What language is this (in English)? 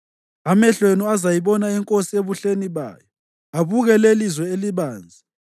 North Ndebele